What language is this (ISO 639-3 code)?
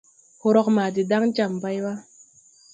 tui